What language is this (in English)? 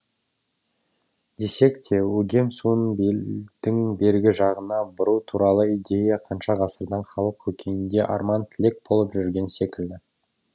Kazakh